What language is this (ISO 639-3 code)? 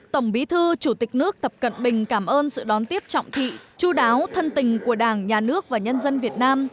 vie